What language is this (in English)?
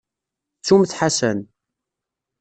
Kabyle